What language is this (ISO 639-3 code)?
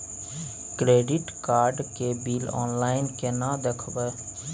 mai